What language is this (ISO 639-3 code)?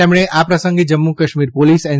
guj